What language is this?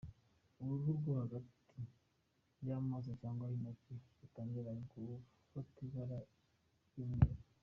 Kinyarwanda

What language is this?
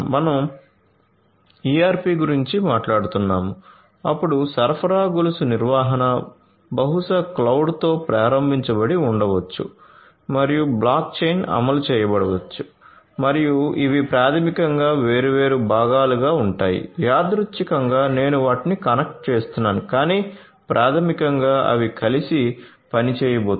Telugu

